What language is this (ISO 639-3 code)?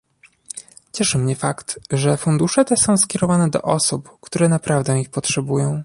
pol